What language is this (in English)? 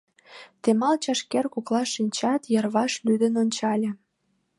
Mari